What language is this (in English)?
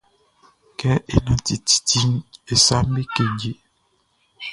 Baoulé